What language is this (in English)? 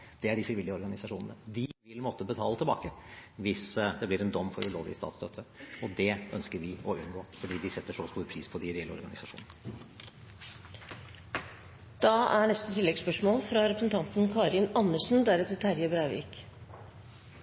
Norwegian